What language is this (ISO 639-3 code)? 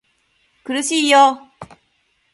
jpn